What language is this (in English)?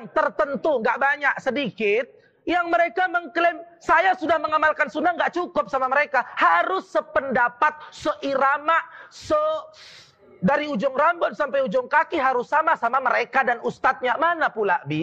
Indonesian